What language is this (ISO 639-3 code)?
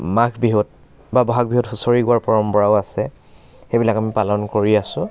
asm